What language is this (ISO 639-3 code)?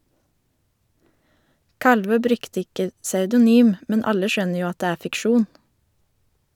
nor